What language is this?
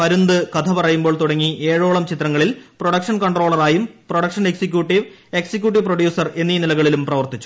Malayalam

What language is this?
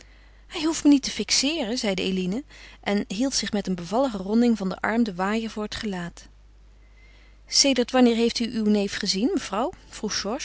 Dutch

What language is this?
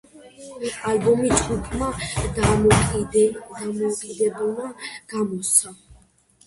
Georgian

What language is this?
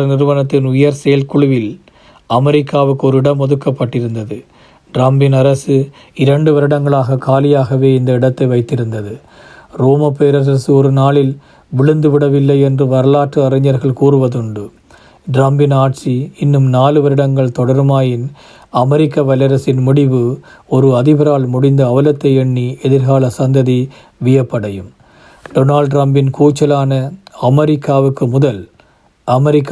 Tamil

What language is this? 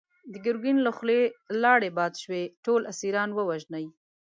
Pashto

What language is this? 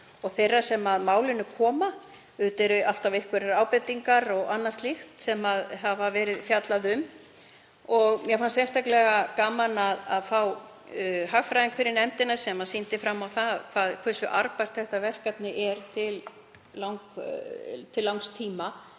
Icelandic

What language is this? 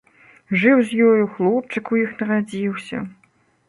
Belarusian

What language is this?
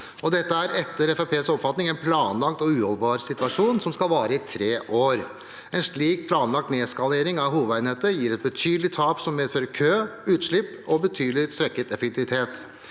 Norwegian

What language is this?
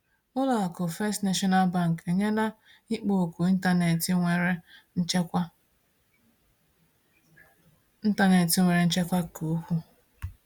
Igbo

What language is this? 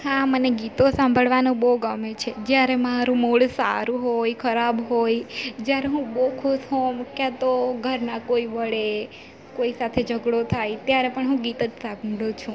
Gujarati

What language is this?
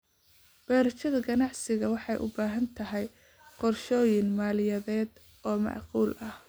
Somali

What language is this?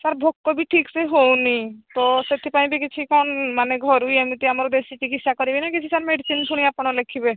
Odia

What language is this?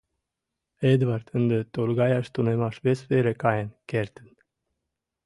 Mari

